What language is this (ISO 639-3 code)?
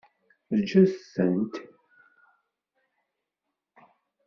kab